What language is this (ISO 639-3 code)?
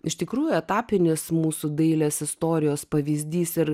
lit